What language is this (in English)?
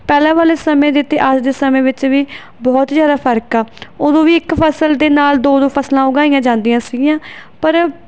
Punjabi